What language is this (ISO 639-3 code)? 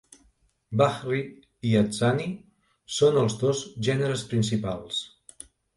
cat